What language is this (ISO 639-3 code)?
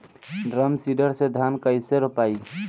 bho